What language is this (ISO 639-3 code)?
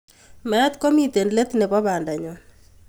kln